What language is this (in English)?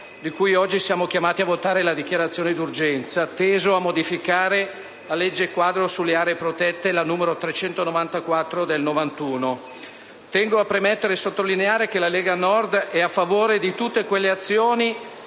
Italian